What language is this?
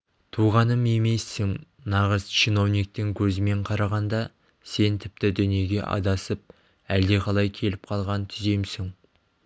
Kazakh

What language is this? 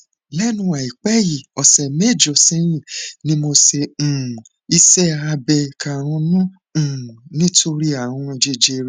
Yoruba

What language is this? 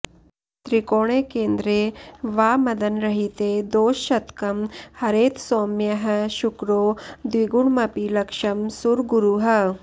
Sanskrit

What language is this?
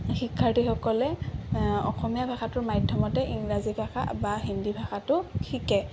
Assamese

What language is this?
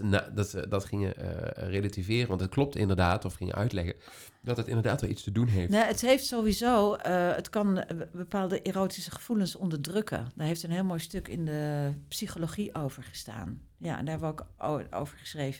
Dutch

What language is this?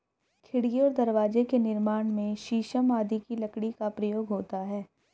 Hindi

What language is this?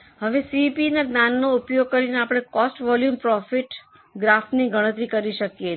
Gujarati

